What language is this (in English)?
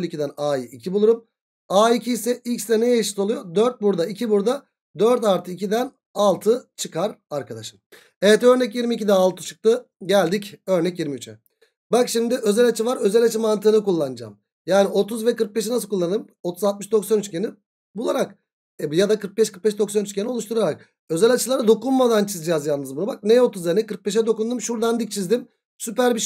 Turkish